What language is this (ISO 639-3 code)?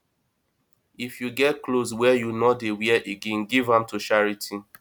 pcm